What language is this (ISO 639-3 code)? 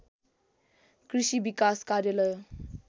nep